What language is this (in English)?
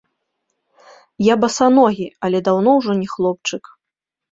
Belarusian